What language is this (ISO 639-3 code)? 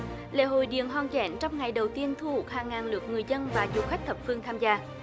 vie